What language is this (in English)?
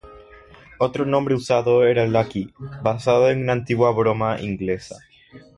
Spanish